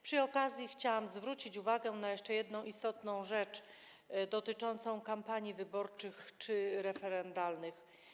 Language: Polish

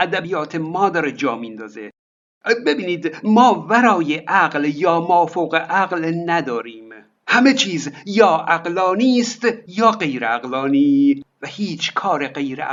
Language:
Persian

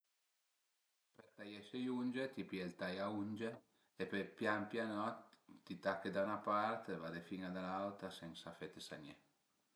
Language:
Piedmontese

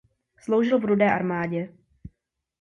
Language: Czech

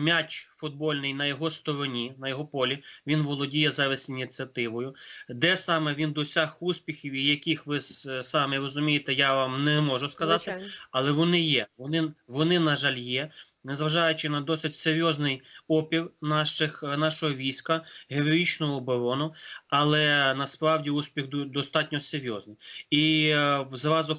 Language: Ukrainian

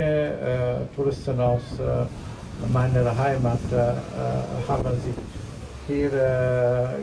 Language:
Italian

